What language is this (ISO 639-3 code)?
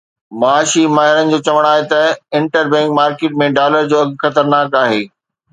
snd